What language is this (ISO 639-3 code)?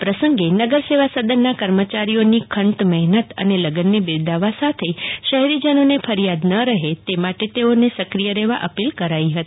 guj